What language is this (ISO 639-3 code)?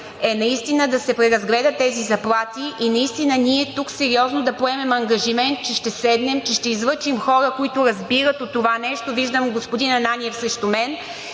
bul